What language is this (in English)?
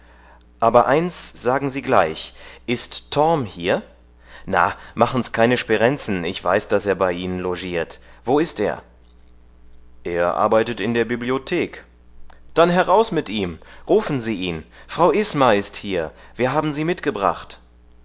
German